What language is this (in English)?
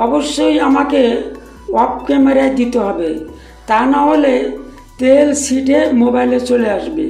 Indonesian